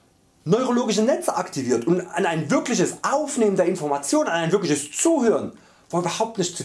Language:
German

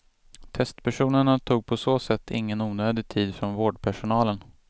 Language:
Swedish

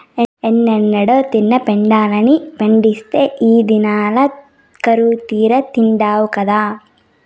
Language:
Telugu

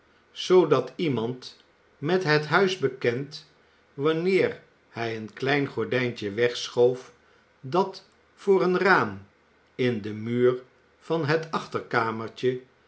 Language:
Dutch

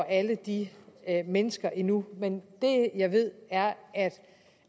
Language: Danish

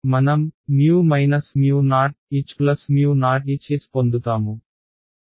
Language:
Telugu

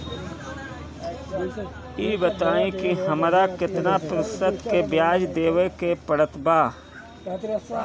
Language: Bhojpuri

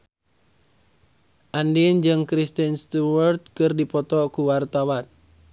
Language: Sundanese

